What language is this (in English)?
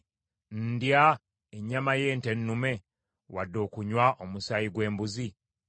Ganda